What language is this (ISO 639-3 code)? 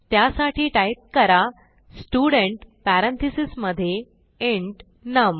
mar